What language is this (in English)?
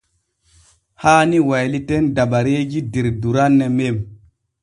Borgu Fulfulde